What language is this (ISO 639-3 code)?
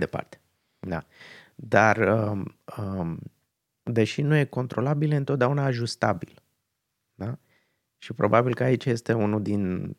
ron